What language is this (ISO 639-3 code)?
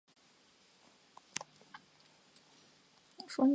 zho